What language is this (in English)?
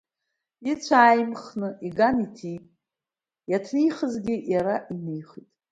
Abkhazian